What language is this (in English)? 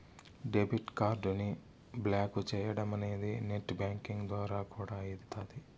Telugu